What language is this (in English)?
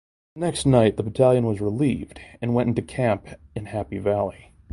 English